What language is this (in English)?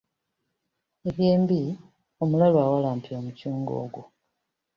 Ganda